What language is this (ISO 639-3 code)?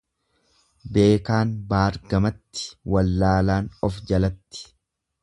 orm